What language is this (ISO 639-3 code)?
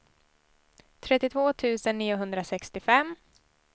swe